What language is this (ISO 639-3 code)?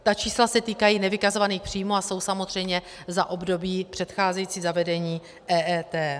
ces